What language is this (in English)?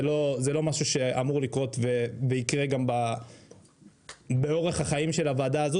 Hebrew